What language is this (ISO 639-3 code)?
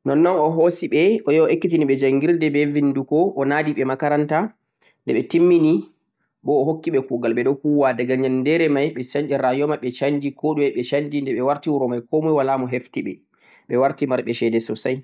fuq